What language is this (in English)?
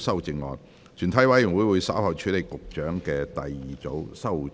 Cantonese